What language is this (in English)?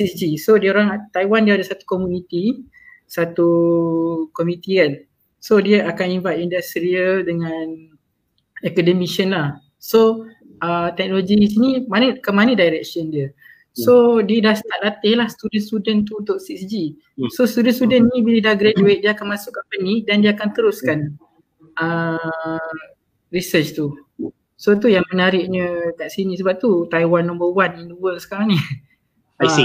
Malay